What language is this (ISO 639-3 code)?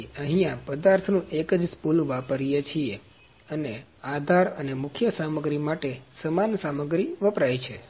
guj